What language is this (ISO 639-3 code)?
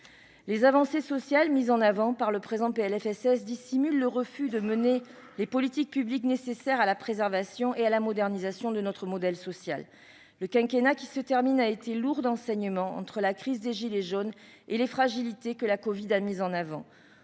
fra